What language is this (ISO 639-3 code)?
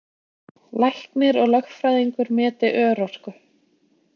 isl